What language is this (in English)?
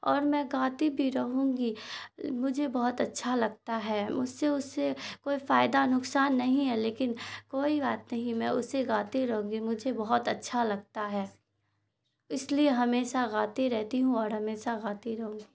Urdu